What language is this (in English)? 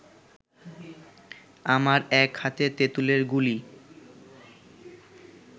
Bangla